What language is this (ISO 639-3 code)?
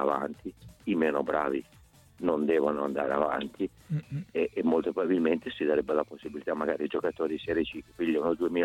ita